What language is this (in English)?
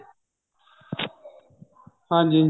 Punjabi